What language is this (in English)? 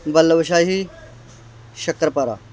Punjabi